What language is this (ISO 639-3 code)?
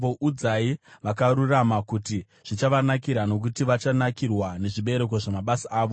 sna